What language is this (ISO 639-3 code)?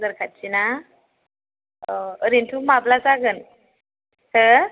brx